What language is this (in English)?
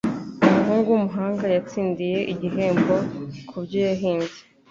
Kinyarwanda